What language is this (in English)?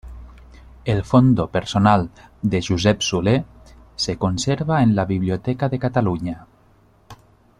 Spanish